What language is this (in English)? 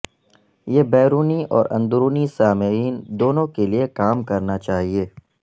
Urdu